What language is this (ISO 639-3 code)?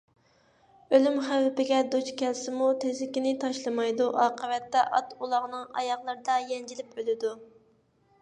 uig